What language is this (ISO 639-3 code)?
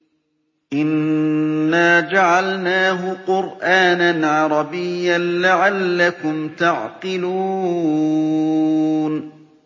ara